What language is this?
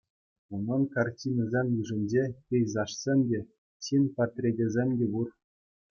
Chuvash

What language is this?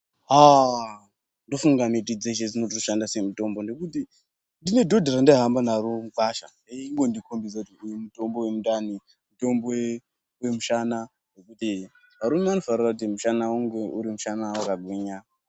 Ndau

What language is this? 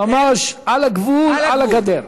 Hebrew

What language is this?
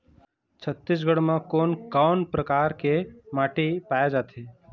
Chhattisgarhi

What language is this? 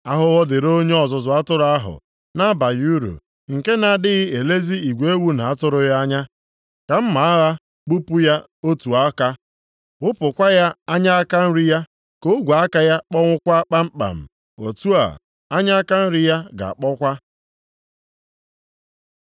Igbo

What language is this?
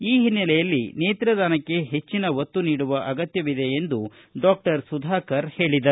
Kannada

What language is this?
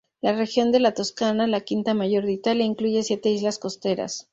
Spanish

